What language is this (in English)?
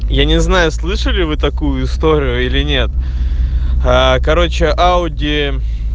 Russian